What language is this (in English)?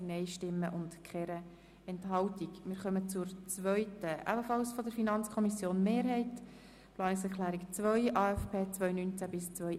Swiss German